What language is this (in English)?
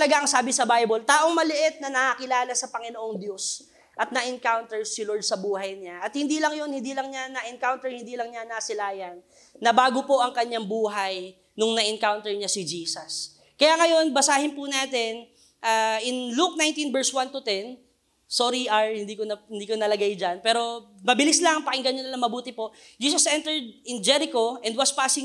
Filipino